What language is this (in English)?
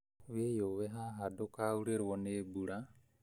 Kikuyu